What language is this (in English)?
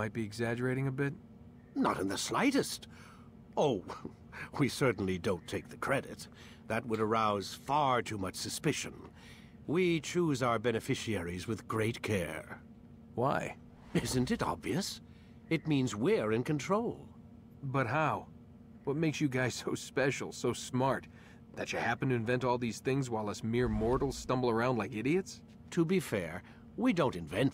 Polish